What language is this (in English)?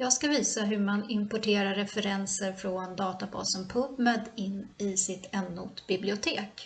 Swedish